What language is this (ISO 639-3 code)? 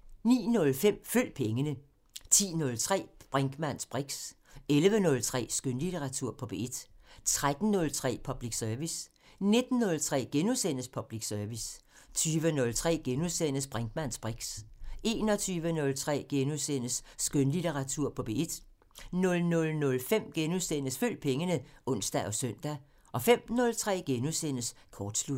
dan